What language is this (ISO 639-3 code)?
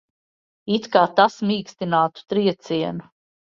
lav